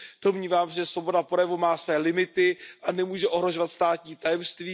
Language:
Czech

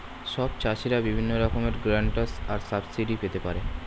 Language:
Bangla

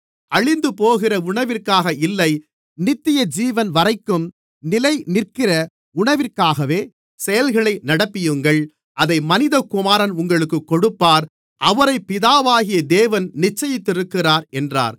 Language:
Tamil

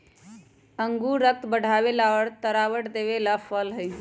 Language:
Magahi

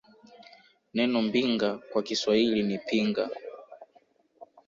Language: Swahili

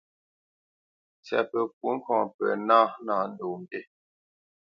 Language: Bamenyam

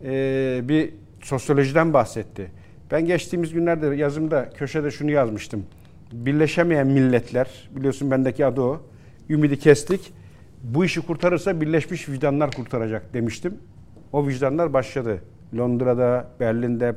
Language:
Turkish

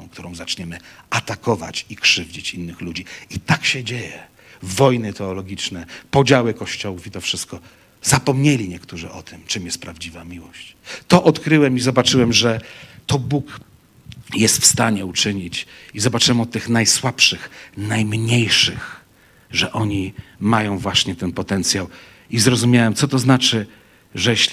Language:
Polish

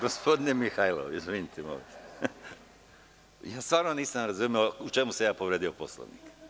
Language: Serbian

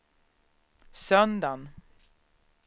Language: Swedish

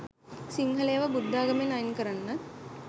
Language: Sinhala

